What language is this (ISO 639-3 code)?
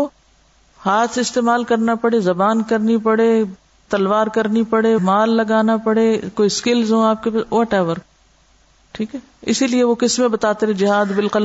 urd